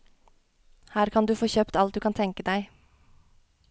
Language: Norwegian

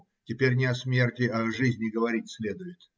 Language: Russian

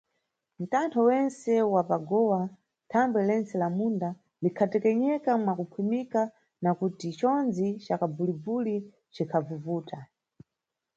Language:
Nyungwe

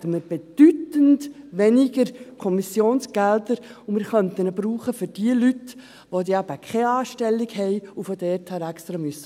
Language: Swiss German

